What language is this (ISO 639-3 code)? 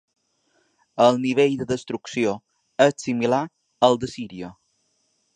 cat